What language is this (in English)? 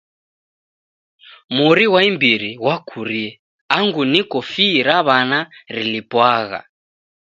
Taita